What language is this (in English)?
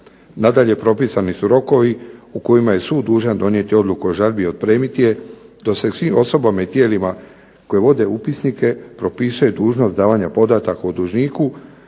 Croatian